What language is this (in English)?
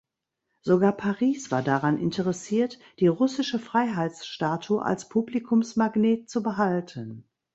German